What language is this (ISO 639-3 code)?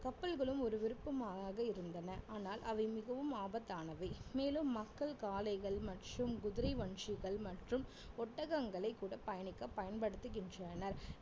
tam